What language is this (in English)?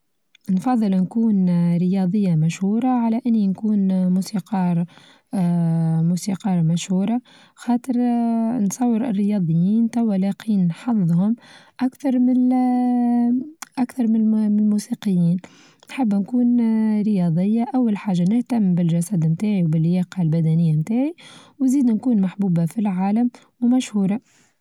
Tunisian Arabic